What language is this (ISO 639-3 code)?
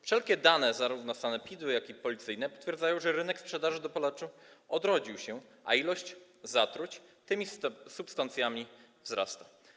pol